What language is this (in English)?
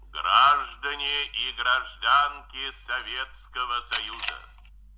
Russian